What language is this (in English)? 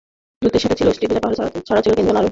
Bangla